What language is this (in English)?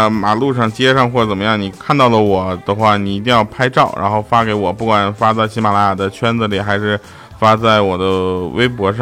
Chinese